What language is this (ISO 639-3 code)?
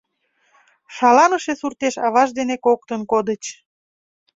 chm